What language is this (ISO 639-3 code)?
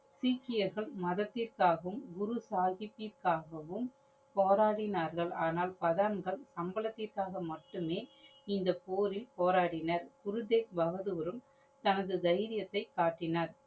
tam